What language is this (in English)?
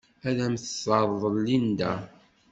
Kabyle